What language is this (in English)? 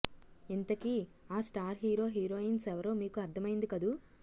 Telugu